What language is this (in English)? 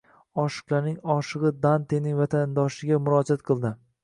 Uzbek